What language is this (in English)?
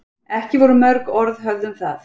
Icelandic